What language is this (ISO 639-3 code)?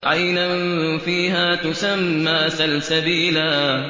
ara